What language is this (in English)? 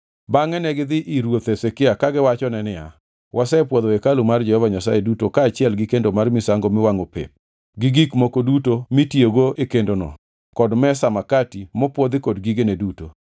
Luo (Kenya and Tanzania)